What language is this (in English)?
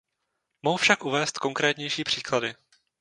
Czech